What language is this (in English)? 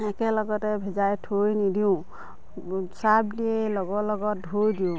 Assamese